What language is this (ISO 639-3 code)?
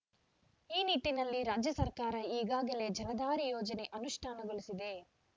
kan